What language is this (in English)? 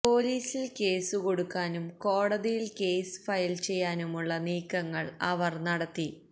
Malayalam